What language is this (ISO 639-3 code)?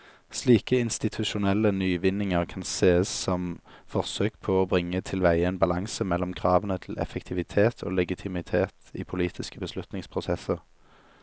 nor